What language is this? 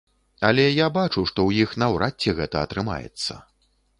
Belarusian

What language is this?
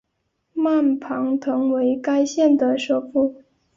Chinese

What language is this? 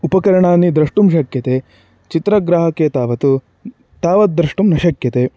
Sanskrit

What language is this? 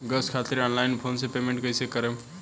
Bhojpuri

